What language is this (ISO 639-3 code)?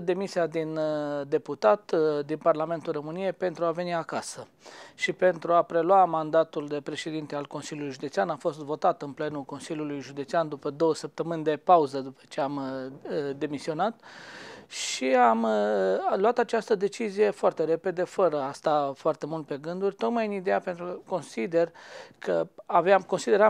ron